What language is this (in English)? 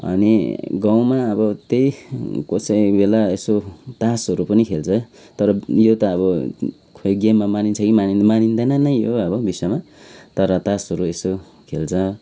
Nepali